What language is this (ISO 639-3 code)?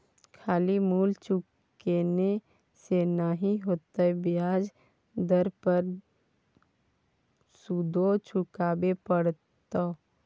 mai